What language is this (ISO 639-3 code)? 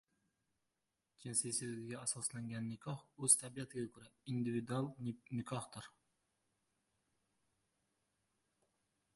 uzb